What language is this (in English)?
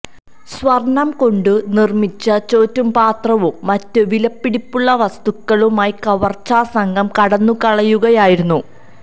Malayalam